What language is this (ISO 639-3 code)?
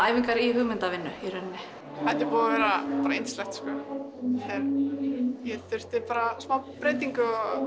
isl